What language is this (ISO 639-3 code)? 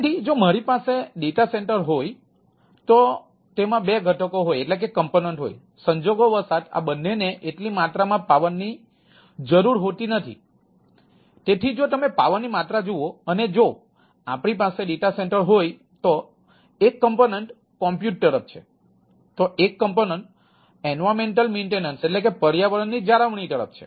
guj